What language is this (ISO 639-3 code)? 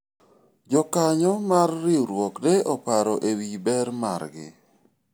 luo